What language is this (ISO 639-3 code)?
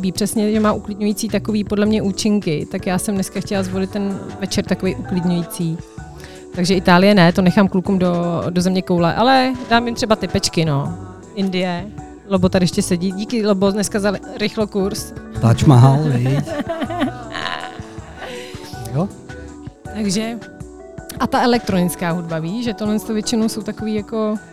ces